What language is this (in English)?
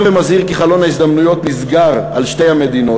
Hebrew